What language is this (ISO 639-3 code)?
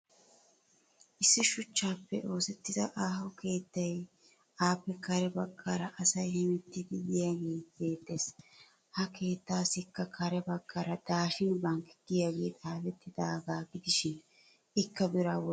wal